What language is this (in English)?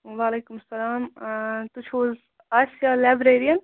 Kashmiri